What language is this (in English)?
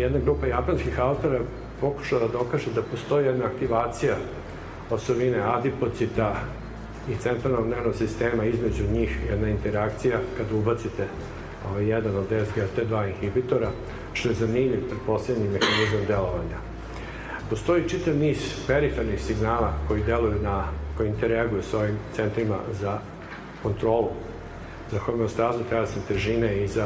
Croatian